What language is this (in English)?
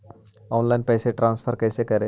Magahi